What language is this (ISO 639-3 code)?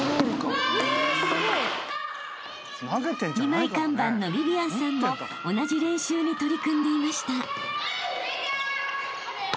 jpn